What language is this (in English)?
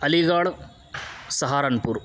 Urdu